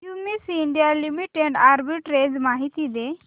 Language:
Marathi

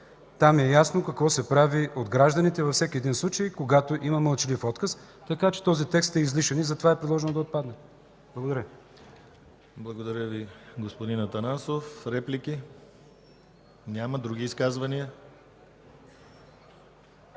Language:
Bulgarian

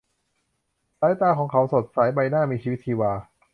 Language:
Thai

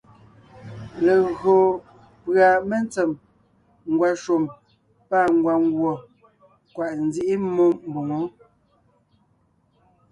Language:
Ngiemboon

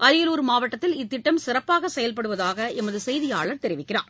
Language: Tamil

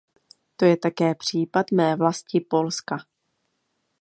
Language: Czech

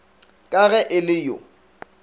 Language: Northern Sotho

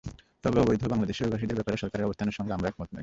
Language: Bangla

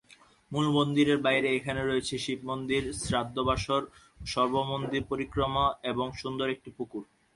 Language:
Bangla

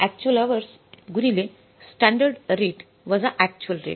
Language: Marathi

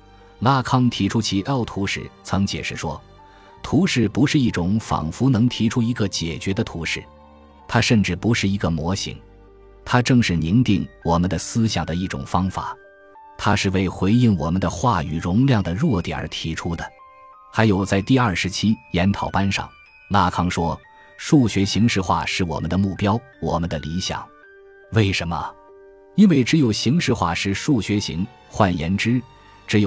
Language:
Chinese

